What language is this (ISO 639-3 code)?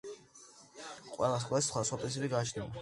kat